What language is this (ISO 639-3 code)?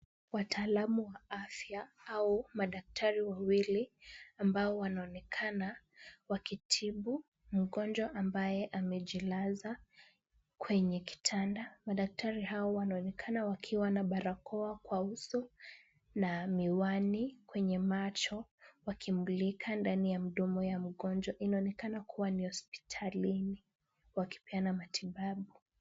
swa